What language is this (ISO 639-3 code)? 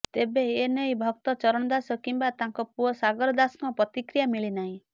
ori